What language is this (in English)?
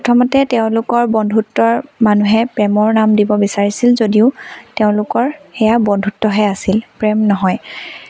Assamese